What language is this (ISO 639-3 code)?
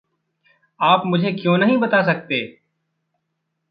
hin